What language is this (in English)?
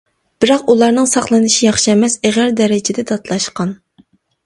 Uyghur